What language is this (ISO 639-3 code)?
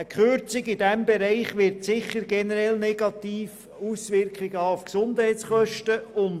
gsw